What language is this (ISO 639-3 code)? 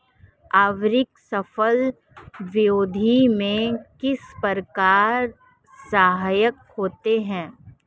hin